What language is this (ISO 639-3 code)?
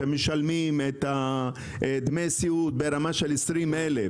heb